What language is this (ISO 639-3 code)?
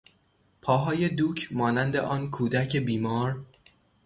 fas